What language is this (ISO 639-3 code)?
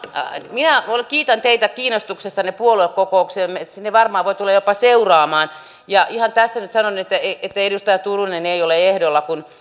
fin